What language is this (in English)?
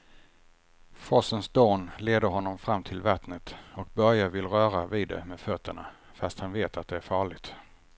Swedish